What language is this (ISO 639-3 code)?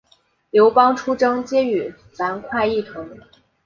zho